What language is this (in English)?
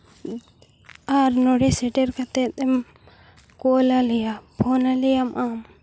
Santali